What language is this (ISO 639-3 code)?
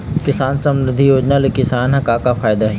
hne